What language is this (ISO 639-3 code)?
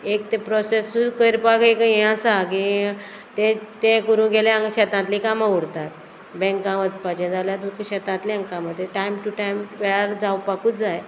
kok